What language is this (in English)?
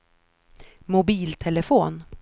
Swedish